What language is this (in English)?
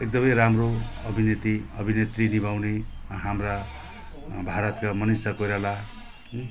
Nepali